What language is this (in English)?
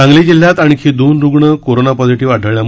Marathi